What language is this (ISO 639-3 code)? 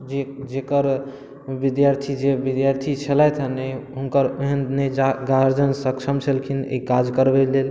mai